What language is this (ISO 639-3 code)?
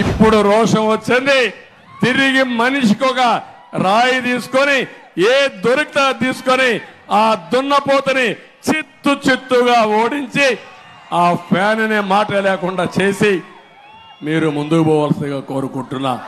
tel